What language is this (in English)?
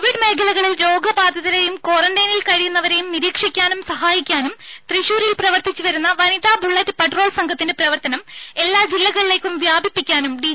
Malayalam